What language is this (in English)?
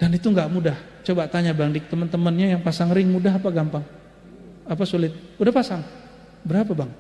Indonesian